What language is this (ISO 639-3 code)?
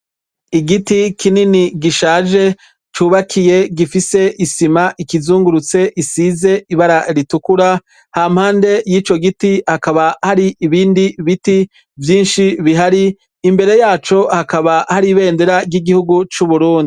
run